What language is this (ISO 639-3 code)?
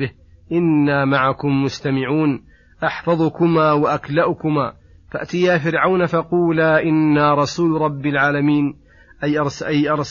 ara